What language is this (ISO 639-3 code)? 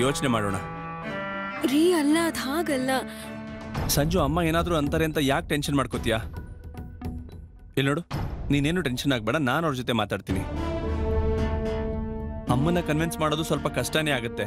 hin